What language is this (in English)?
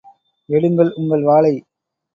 Tamil